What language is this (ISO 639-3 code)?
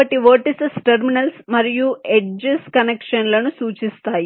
tel